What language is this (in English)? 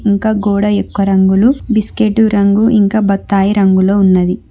Telugu